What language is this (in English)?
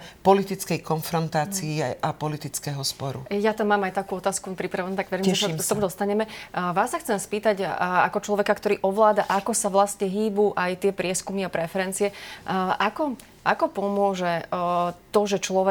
Slovak